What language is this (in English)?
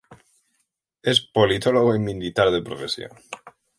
Spanish